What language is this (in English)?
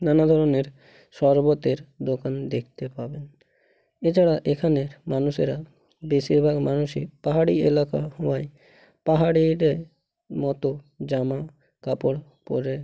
Bangla